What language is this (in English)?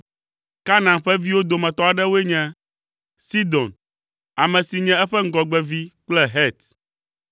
Ewe